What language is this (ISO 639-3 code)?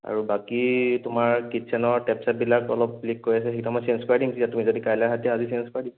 asm